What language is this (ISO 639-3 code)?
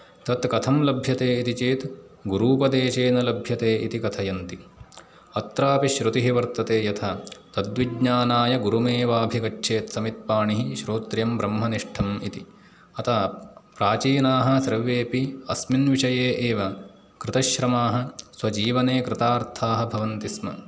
san